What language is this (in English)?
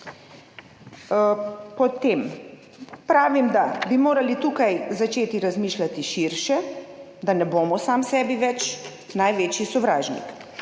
Slovenian